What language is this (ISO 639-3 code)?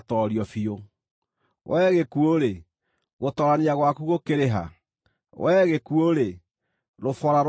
kik